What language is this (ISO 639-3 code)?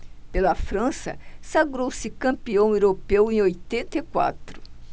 por